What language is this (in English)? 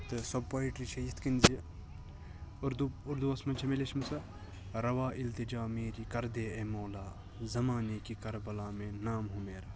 Kashmiri